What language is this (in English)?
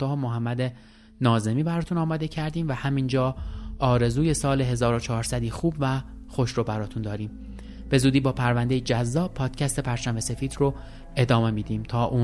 Persian